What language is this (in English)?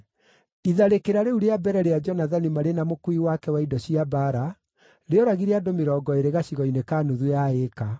Kikuyu